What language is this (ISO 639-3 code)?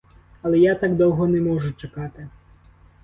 ukr